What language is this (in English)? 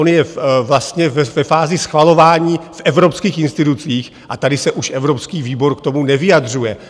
Czech